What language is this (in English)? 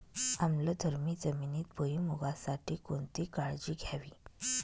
Marathi